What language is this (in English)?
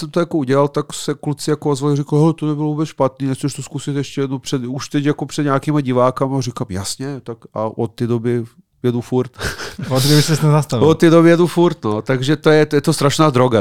Czech